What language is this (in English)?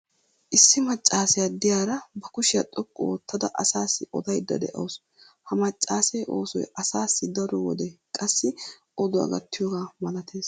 Wolaytta